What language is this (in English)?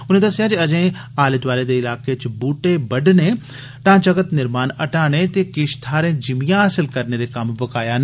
Dogri